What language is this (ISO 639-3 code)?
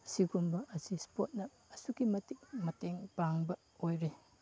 mni